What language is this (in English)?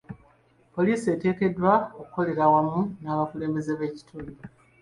Ganda